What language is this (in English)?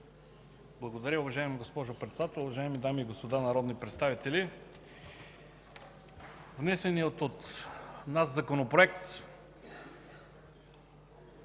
Bulgarian